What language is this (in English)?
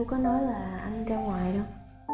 Vietnamese